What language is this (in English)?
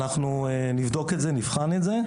Hebrew